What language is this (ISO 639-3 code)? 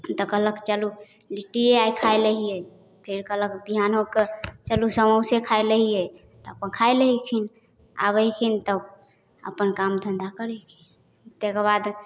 mai